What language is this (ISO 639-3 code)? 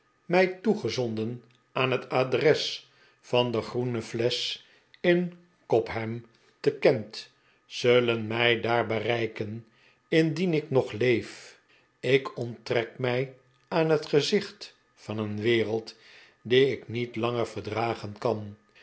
nld